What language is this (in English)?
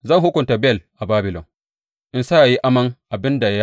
Hausa